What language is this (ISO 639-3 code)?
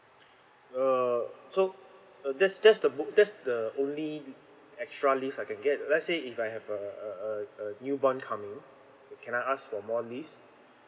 eng